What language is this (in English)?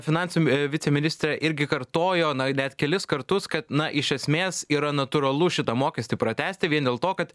Lithuanian